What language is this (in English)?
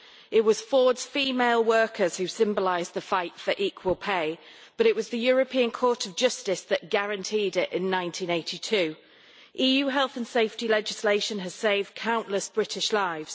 English